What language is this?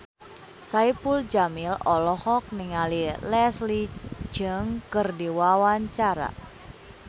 Sundanese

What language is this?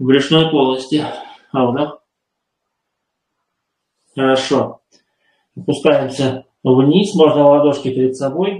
Russian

